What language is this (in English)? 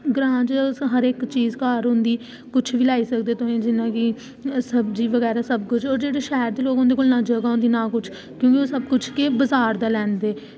Dogri